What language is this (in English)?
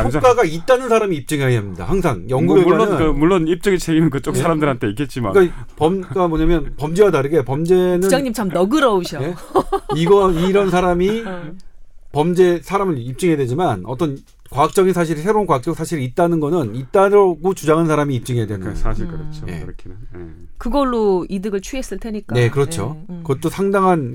Korean